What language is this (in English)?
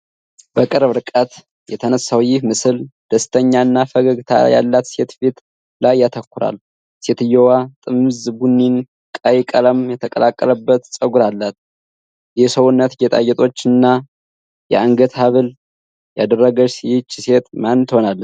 Amharic